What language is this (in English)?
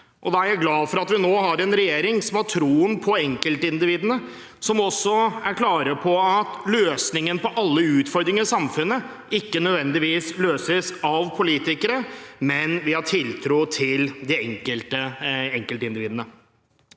Norwegian